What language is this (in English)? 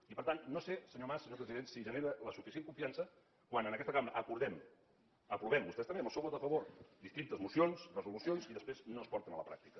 Catalan